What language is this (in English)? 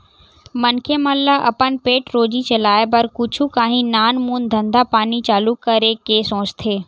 Chhattisgarhi